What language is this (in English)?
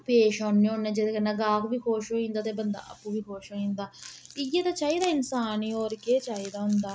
Dogri